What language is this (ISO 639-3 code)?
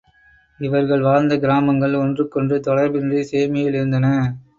tam